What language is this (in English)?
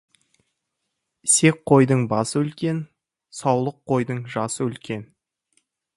Kazakh